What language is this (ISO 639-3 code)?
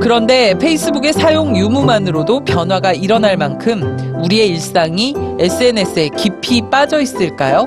kor